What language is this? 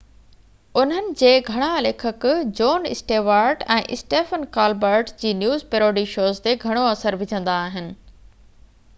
Sindhi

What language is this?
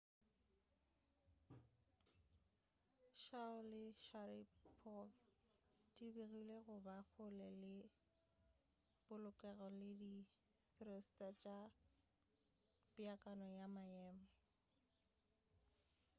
Northern Sotho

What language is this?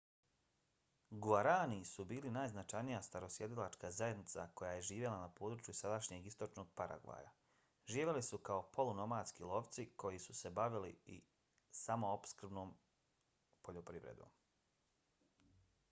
Bosnian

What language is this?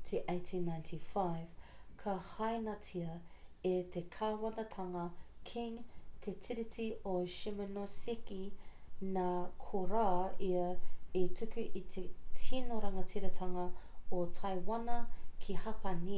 Māori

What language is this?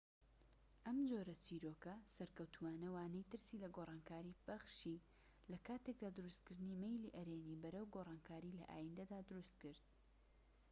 Central Kurdish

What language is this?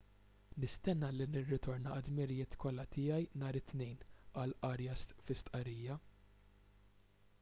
Maltese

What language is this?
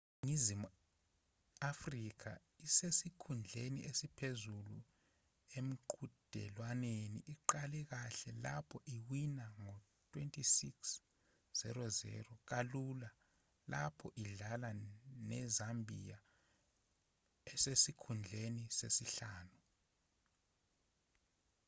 Zulu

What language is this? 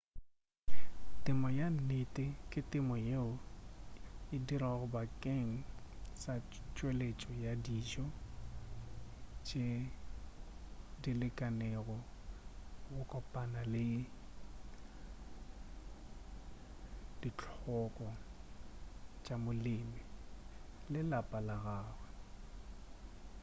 Northern Sotho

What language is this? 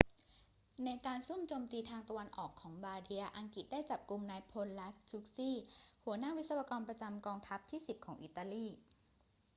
Thai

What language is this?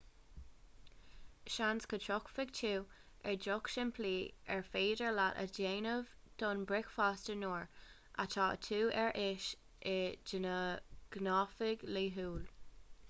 Irish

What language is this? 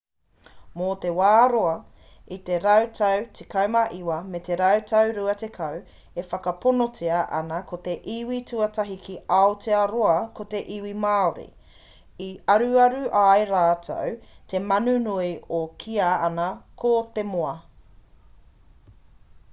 Māori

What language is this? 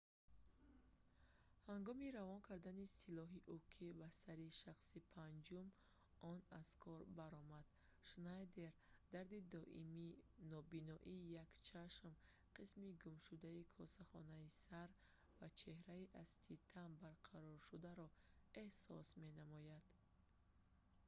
Tajik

